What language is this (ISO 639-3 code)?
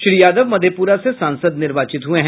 hin